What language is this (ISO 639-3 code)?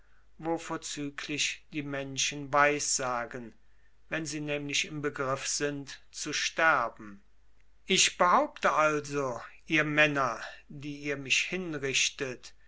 deu